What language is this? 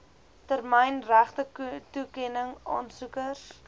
Afrikaans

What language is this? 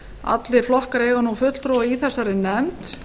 Icelandic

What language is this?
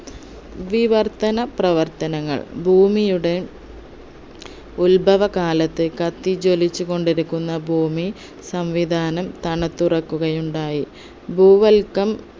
Malayalam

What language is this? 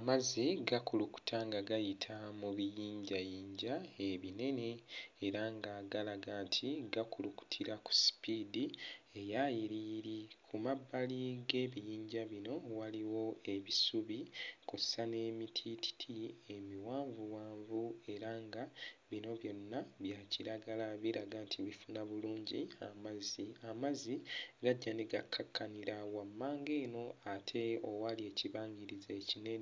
Ganda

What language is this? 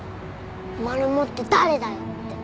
Japanese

